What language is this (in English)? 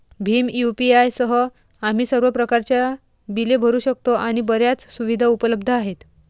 Marathi